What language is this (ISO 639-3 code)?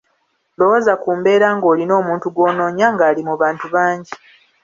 lug